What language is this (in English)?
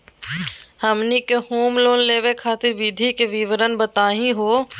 Magahi